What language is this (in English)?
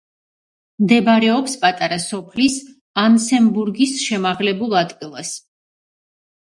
Georgian